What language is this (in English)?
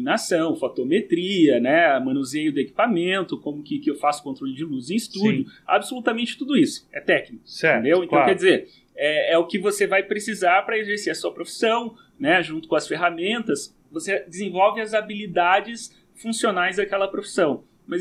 Portuguese